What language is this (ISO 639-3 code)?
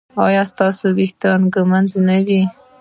pus